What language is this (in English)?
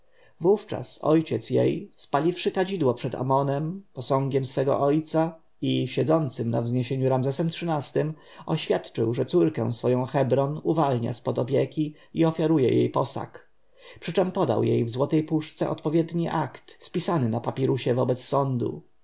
Polish